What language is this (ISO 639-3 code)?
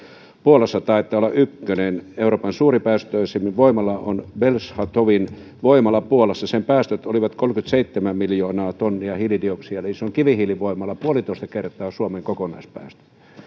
fin